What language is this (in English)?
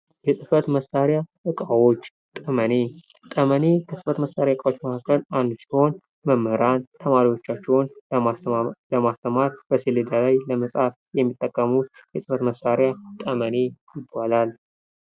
Amharic